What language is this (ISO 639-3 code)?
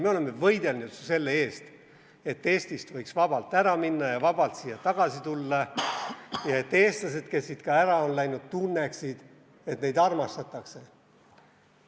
est